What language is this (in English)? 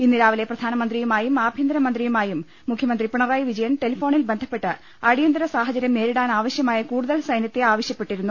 Malayalam